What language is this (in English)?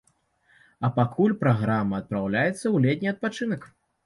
Belarusian